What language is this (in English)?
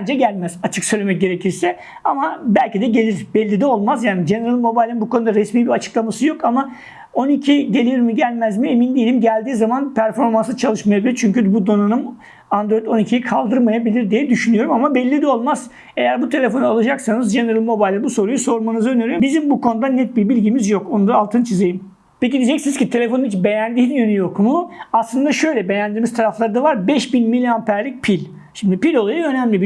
Turkish